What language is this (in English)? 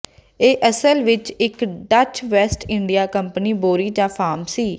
Punjabi